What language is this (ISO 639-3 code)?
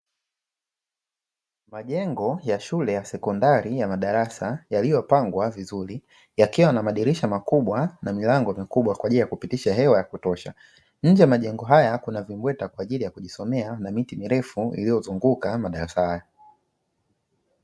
swa